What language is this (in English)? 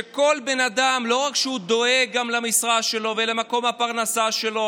Hebrew